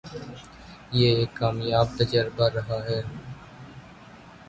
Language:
Urdu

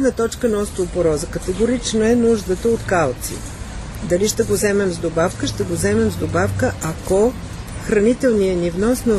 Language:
Bulgarian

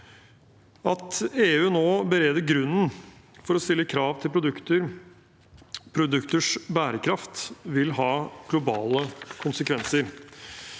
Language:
Norwegian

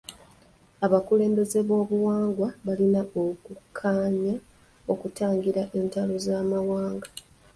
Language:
Ganda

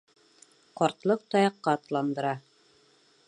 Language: Bashkir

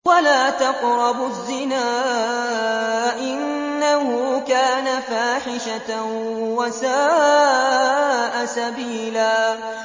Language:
Arabic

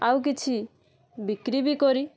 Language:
Odia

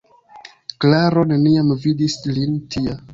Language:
Esperanto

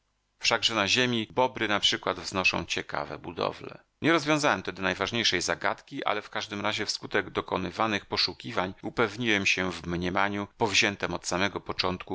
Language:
Polish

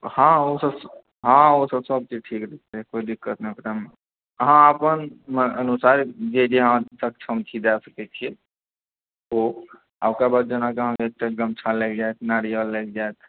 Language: Maithili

